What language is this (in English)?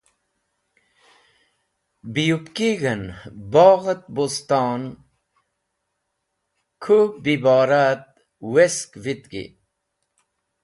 Wakhi